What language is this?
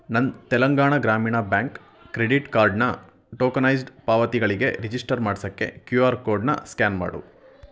Kannada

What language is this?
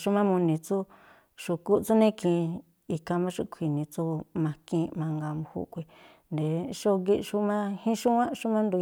Tlacoapa Me'phaa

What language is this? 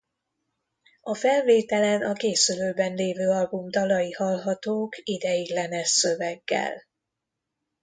Hungarian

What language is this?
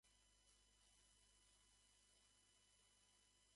Japanese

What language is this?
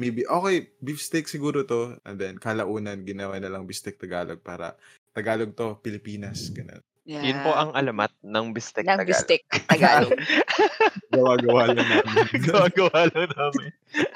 Filipino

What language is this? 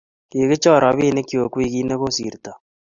Kalenjin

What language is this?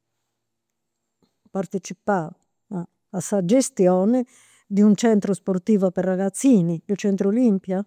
Campidanese Sardinian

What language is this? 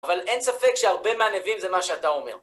Hebrew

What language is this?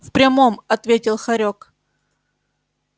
Russian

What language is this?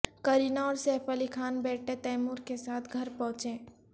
Urdu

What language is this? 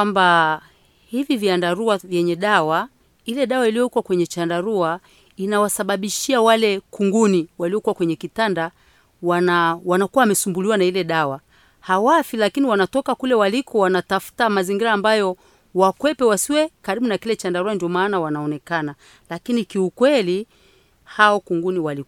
Swahili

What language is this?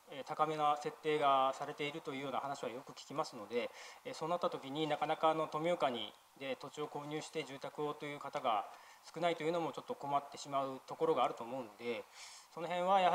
Japanese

